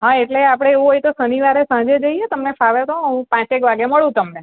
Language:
Gujarati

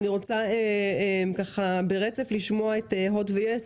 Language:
Hebrew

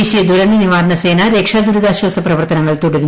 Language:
Malayalam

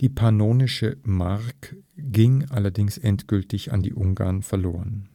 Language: German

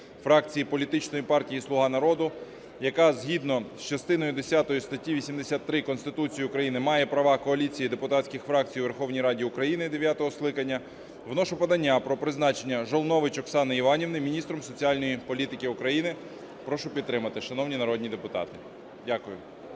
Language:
Ukrainian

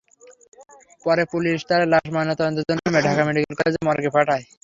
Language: Bangla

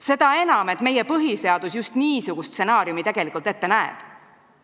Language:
Estonian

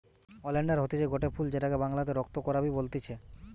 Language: Bangla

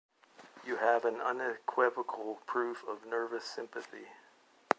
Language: English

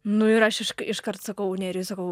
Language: Lithuanian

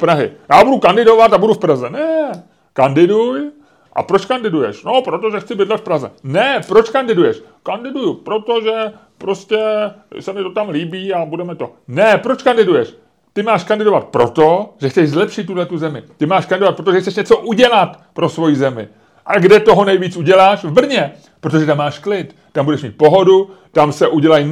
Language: Czech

